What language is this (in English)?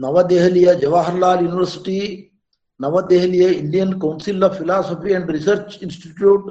Kannada